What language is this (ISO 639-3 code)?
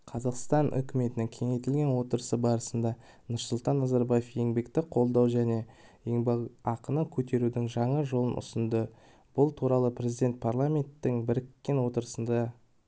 kaz